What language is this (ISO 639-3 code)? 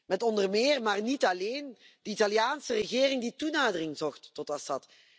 nld